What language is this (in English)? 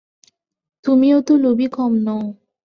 Bangla